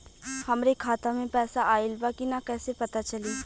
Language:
Bhojpuri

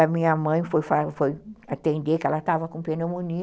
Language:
Portuguese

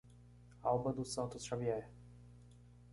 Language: Portuguese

